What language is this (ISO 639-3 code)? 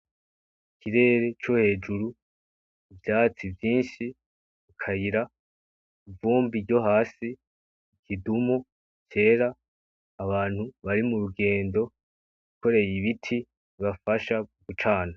run